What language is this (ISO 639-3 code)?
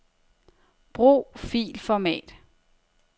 dan